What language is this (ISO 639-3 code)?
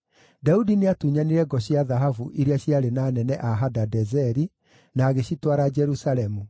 kik